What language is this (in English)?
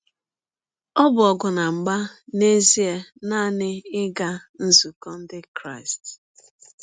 Igbo